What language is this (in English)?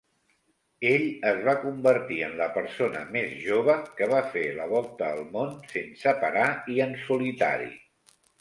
Catalan